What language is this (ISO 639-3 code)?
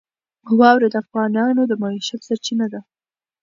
pus